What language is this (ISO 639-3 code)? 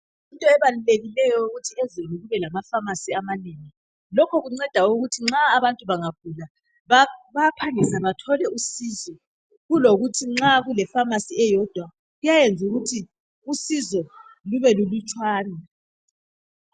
nde